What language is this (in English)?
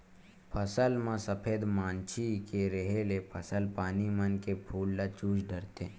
Chhattisgarhi